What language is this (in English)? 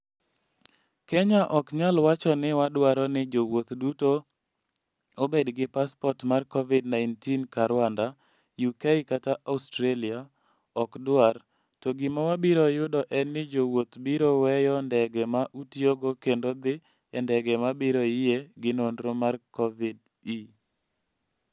Luo (Kenya and Tanzania)